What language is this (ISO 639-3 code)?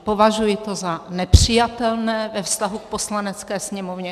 ces